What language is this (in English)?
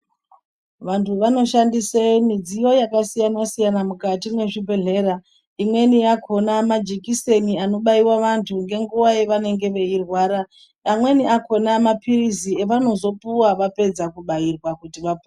Ndau